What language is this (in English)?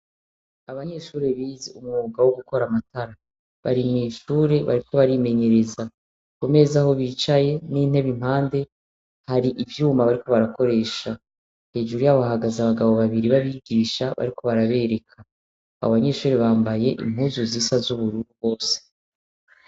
Rundi